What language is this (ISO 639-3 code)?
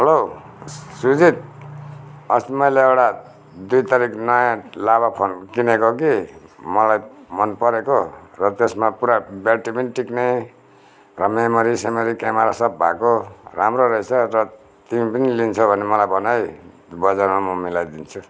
nep